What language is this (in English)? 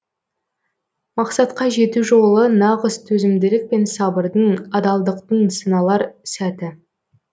Kazakh